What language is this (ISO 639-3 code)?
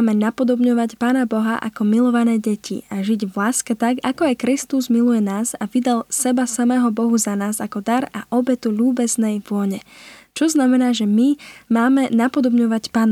slk